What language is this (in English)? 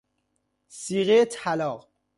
Persian